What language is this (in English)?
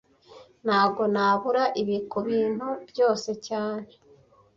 Kinyarwanda